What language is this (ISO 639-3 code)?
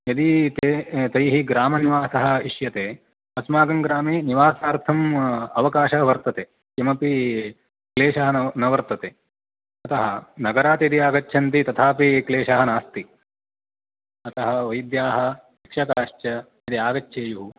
san